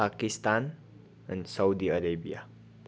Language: Nepali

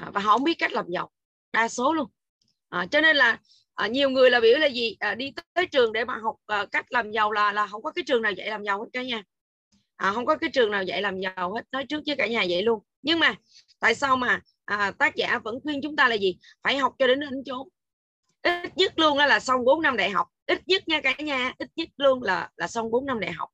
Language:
Vietnamese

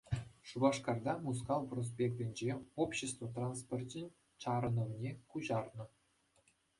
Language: Chuvash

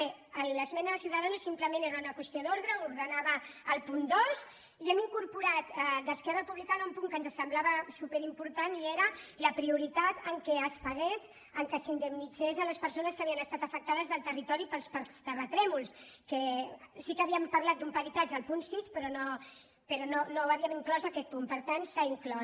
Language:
Catalan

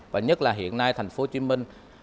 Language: Vietnamese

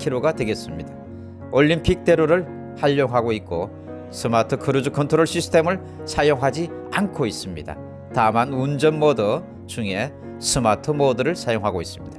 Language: Korean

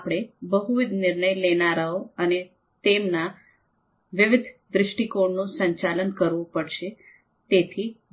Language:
Gujarati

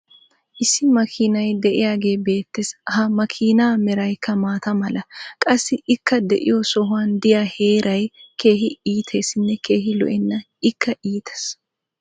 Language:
Wolaytta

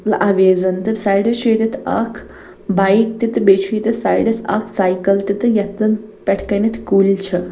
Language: Kashmiri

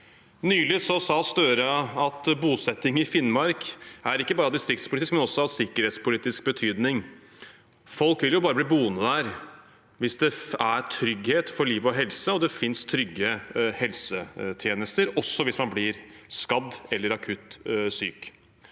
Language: Norwegian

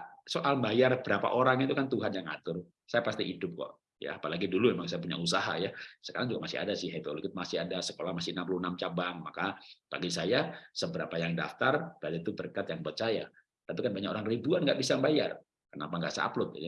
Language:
Indonesian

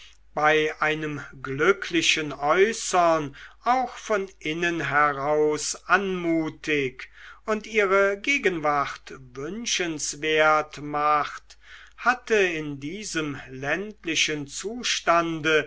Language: German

